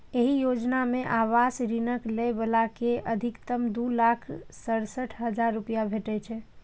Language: Maithili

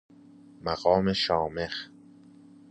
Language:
Persian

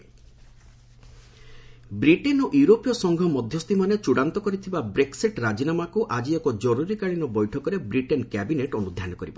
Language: Odia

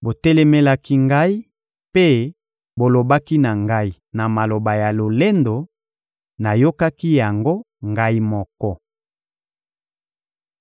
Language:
Lingala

